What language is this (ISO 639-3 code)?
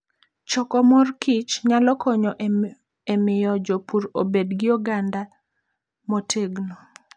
luo